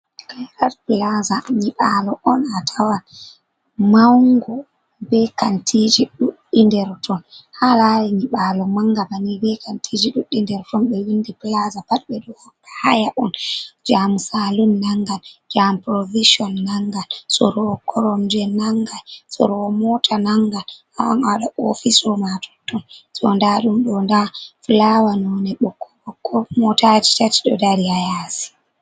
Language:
Fula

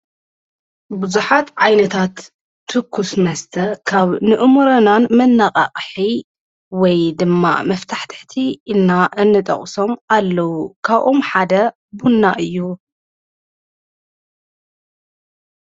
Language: Tigrinya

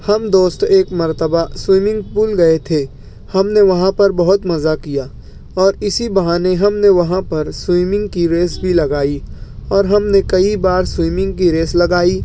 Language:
Urdu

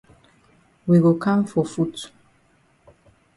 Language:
Cameroon Pidgin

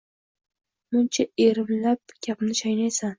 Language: Uzbek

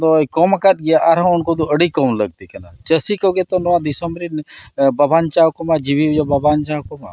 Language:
Santali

